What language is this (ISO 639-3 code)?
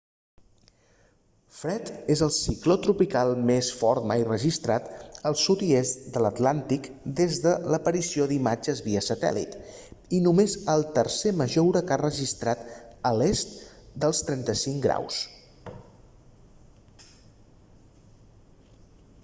cat